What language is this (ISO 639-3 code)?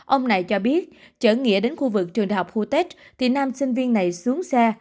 vie